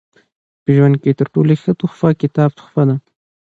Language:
Pashto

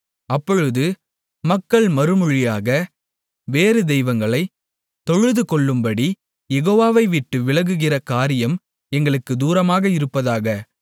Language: Tamil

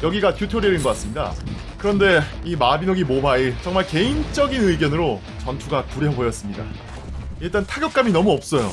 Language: Korean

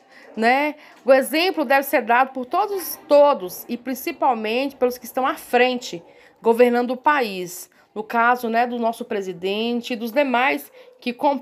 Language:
Portuguese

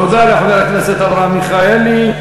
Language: Hebrew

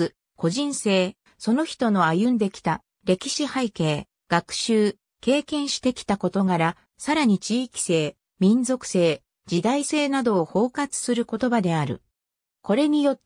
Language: Japanese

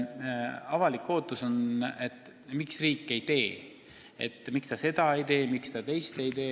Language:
Estonian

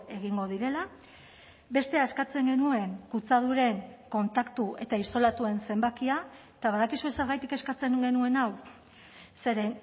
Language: Basque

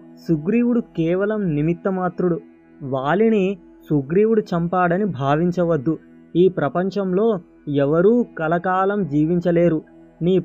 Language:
Telugu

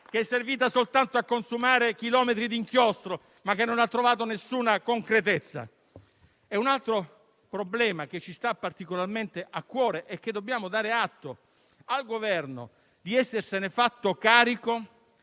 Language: Italian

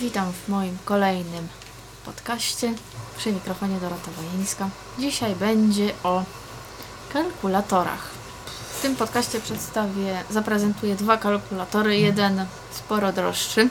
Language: Polish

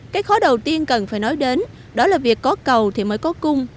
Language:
Vietnamese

